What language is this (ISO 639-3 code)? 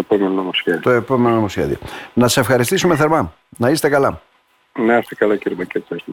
ell